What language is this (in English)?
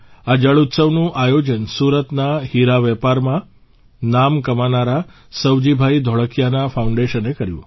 Gujarati